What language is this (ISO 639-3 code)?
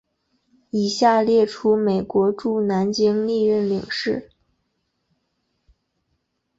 zho